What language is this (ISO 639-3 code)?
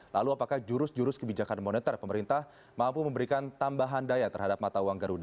ind